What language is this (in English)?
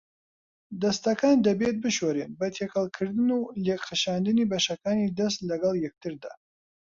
Central Kurdish